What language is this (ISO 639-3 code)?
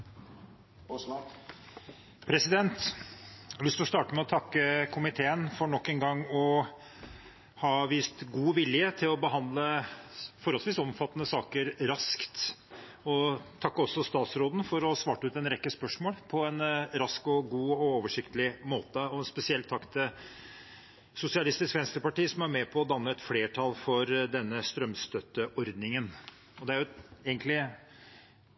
nor